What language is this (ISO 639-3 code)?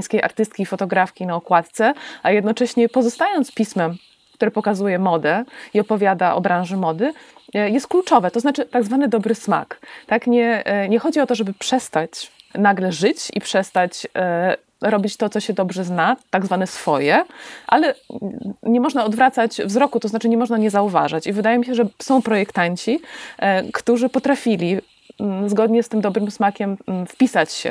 pol